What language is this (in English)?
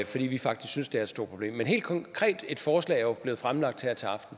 Danish